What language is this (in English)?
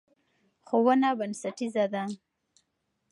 Pashto